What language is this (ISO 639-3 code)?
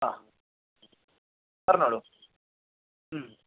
mal